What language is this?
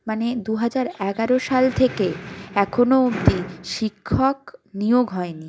Bangla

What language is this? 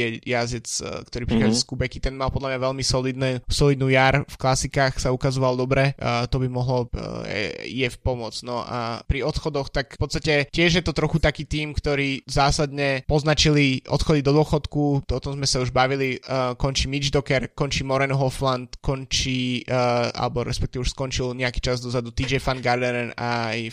Slovak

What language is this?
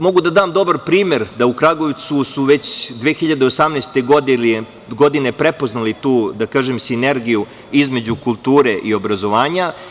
Serbian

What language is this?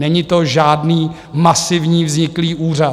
Czech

